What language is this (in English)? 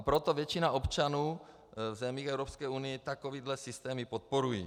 Czech